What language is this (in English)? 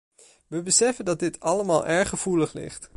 Dutch